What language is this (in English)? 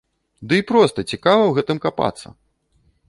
Belarusian